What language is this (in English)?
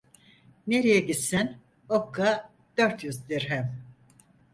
Turkish